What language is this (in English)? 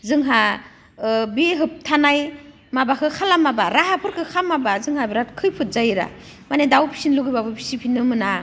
Bodo